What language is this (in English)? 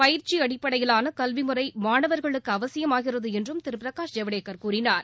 Tamil